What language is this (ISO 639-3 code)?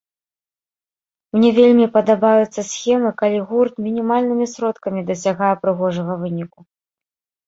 bel